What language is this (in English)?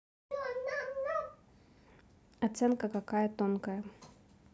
Russian